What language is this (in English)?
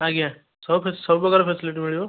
Odia